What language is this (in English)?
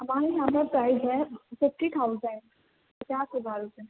Urdu